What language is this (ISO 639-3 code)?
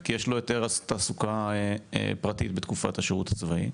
heb